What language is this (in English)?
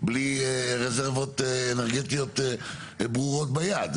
Hebrew